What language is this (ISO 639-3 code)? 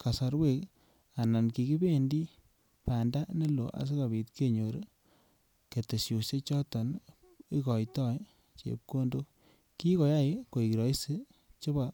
kln